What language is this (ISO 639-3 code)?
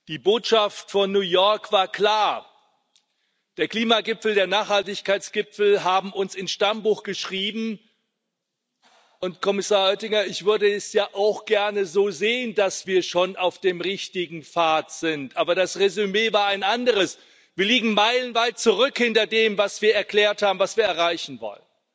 deu